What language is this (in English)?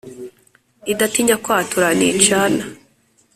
Kinyarwanda